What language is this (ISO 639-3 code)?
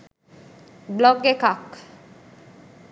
sin